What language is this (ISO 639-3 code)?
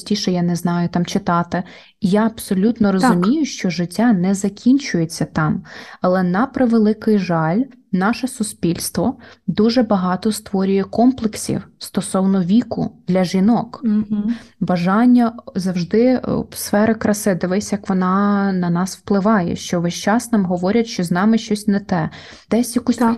ukr